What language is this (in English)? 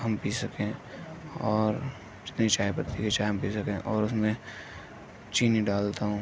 Urdu